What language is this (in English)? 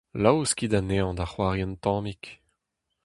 Breton